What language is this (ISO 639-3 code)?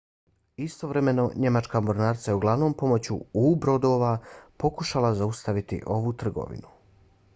bos